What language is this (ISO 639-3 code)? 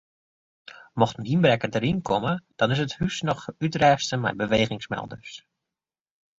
fry